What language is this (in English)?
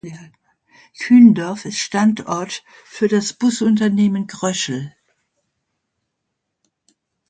German